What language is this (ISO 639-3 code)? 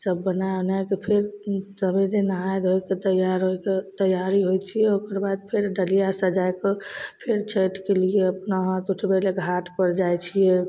mai